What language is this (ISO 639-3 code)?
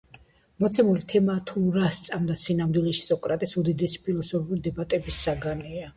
kat